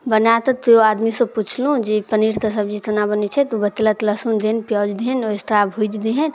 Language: Maithili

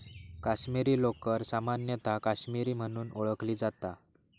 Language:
Marathi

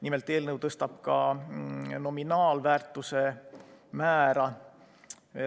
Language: Estonian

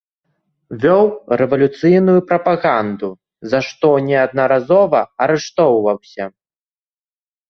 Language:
Belarusian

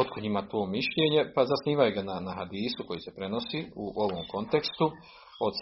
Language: Croatian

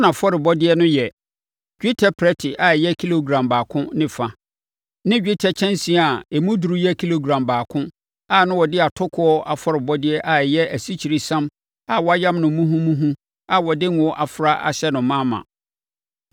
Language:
Akan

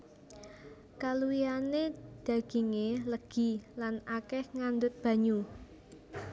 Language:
Javanese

